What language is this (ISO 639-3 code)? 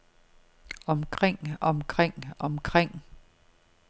dan